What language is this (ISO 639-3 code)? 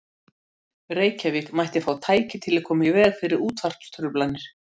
isl